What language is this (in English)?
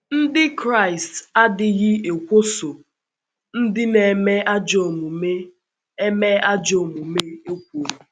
Igbo